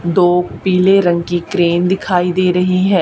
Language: Hindi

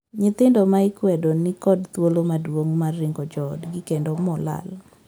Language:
Luo (Kenya and Tanzania)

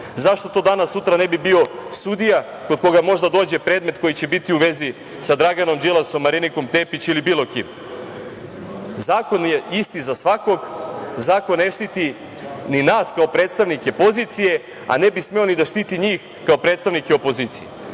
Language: Serbian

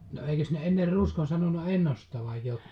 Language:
Finnish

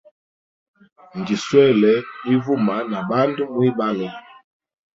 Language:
Hemba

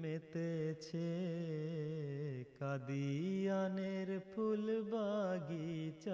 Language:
Urdu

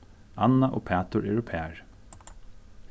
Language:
Faroese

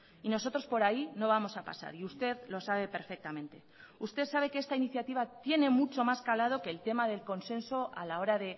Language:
Spanish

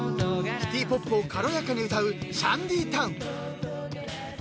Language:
Japanese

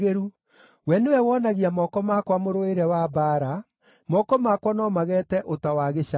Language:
Kikuyu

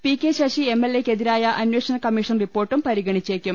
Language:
Malayalam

